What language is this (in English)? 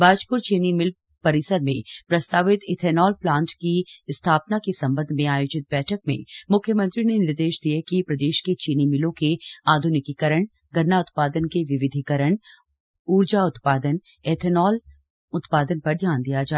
Hindi